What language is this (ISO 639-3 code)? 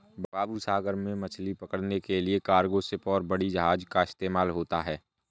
hin